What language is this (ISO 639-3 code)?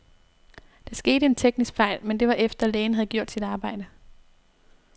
dan